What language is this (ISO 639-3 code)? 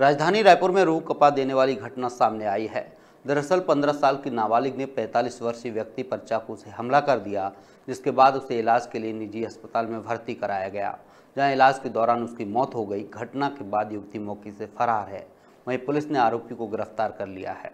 hin